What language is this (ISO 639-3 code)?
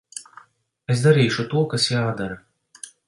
lav